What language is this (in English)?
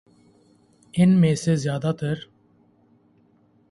Urdu